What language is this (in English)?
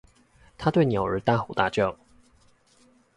Chinese